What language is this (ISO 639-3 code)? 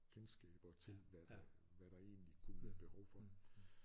dan